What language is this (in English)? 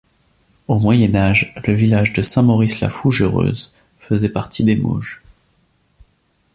French